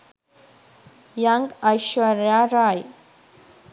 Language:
Sinhala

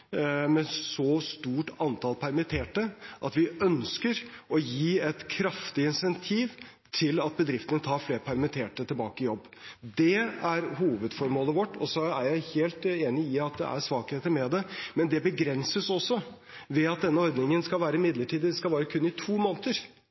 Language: Norwegian Bokmål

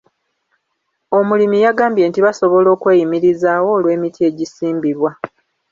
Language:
Ganda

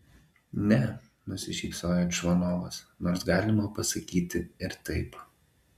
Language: Lithuanian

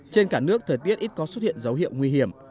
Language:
Vietnamese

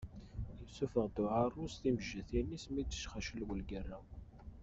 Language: Kabyle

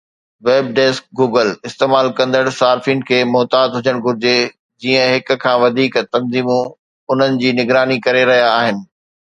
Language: Sindhi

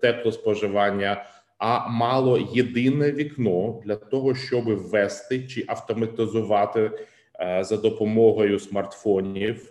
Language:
Ukrainian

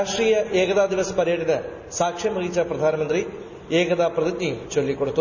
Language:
Malayalam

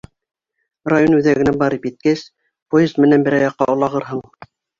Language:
Bashkir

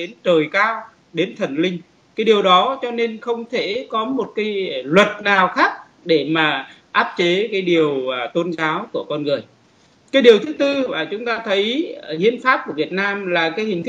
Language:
Vietnamese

